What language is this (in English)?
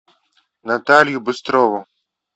Russian